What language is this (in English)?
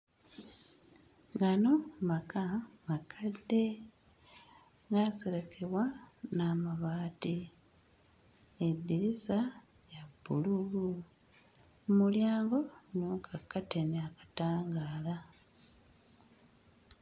Ganda